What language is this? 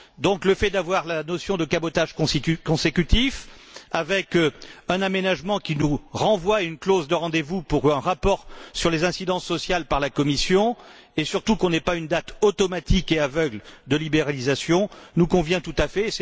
French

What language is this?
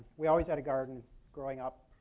English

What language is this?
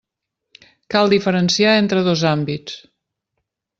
Catalan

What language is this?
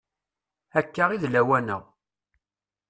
Kabyle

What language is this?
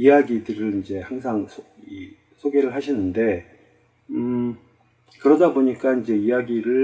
Korean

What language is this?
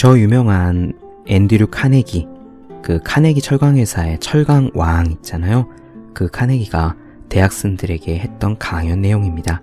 Korean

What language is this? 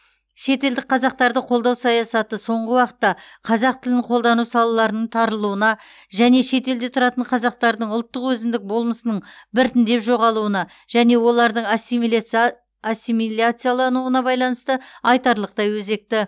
Kazakh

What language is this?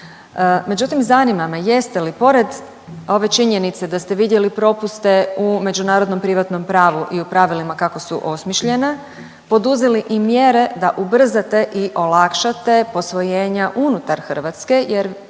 Croatian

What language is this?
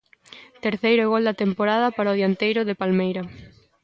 Galician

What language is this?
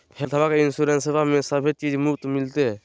Magahi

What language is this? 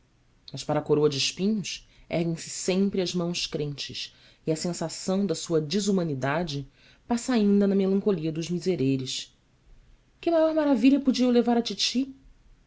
Portuguese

